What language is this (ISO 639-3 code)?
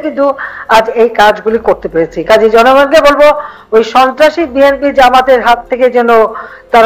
kor